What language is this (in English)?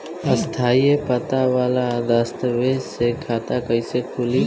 Bhojpuri